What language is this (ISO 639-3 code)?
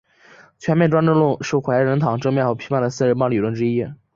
zho